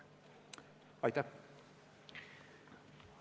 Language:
Estonian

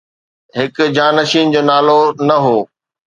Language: Sindhi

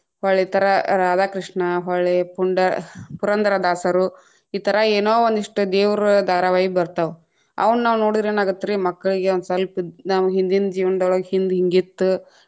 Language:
Kannada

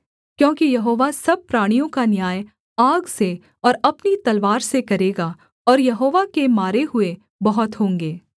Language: Hindi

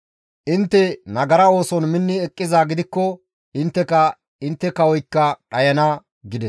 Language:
Gamo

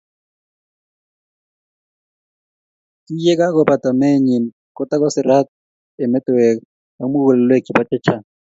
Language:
Kalenjin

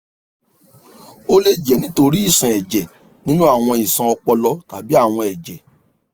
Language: Yoruba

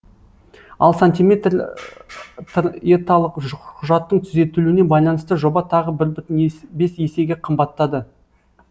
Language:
Kazakh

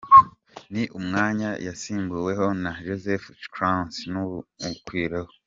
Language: Kinyarwanda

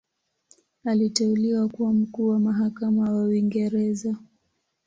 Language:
Swahili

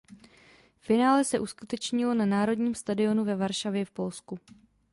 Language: Czech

